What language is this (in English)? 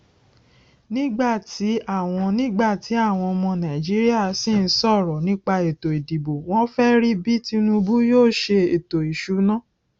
Yoruba